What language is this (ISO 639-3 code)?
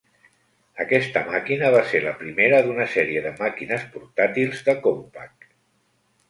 cat